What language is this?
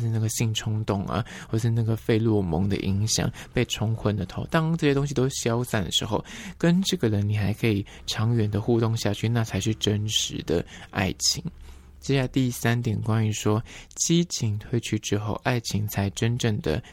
Chinese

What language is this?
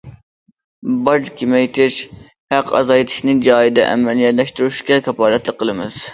Uyghur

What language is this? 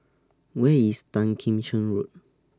English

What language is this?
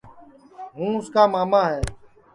Sansi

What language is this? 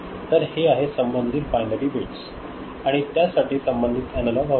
Marathi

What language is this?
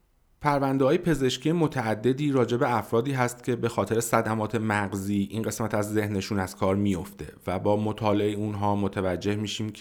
Persian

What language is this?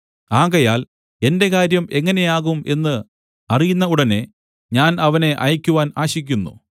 Malayalam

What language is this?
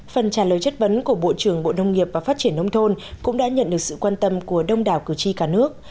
Vietnamese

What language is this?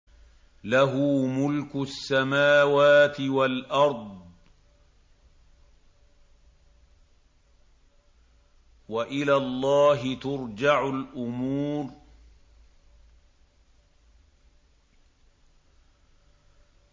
Arabic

